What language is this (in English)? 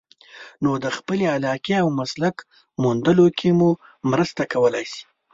Pashto